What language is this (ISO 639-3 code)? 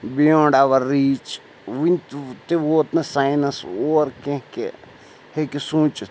kas